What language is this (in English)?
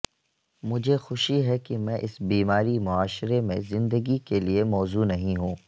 Urdu